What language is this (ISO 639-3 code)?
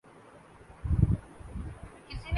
urd